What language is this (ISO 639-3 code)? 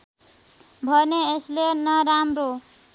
nep